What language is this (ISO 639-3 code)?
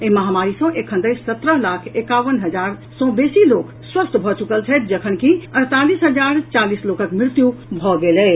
mai